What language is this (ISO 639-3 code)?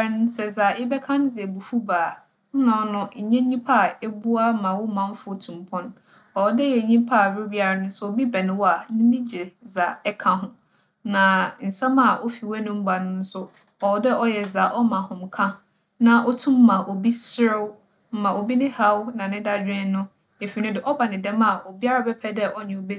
aka